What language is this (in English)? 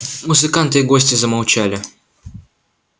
Russian